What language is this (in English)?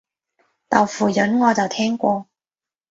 Cantonese